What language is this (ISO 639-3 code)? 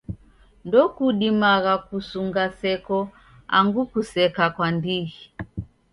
dav